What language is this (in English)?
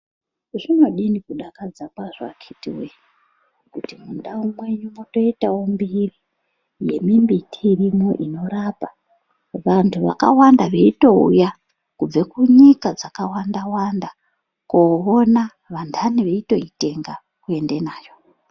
Ndau